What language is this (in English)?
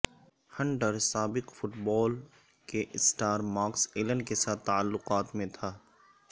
Urdu